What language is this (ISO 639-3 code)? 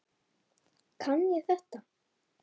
isl